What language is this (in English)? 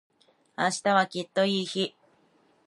Japanese